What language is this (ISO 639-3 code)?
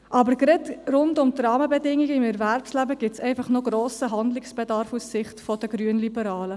gsw